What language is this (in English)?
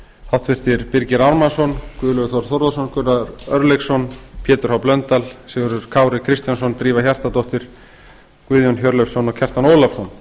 Icelandic